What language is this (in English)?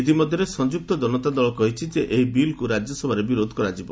Odia